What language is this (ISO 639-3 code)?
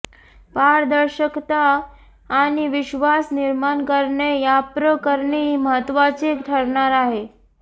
mar